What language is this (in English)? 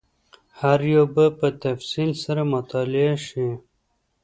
Pashto